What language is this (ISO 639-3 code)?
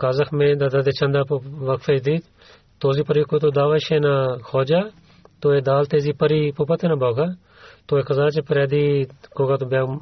bul